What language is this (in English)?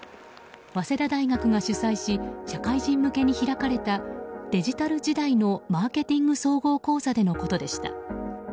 Japanese